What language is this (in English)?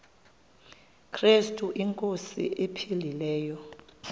Xhosa